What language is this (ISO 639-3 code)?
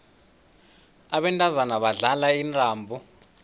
nbl